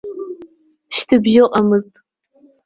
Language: Abkhazian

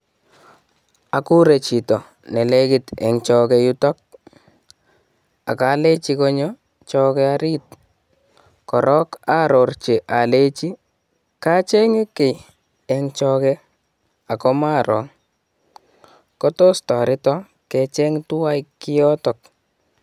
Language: Kalenjin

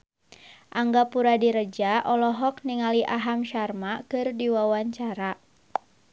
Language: Sundanese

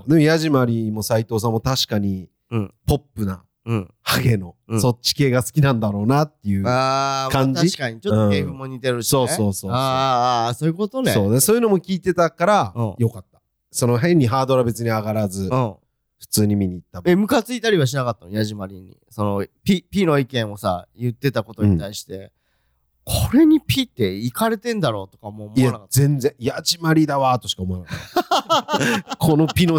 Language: Japanese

